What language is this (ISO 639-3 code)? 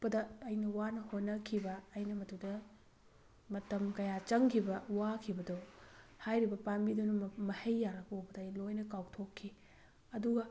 mni